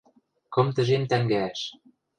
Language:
Western Mari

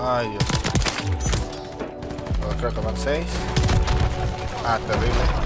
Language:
Spanish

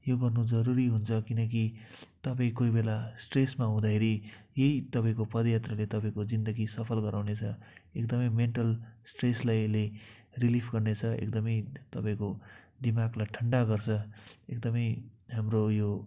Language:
Nepali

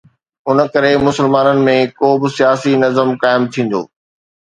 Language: Sindhi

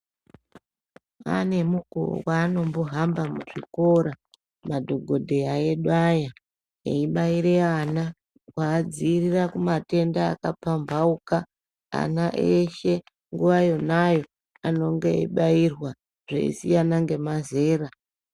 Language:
Ndau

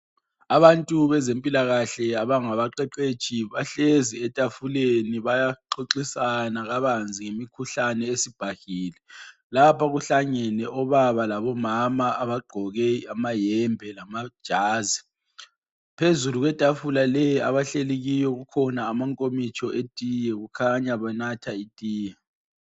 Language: North Ndebele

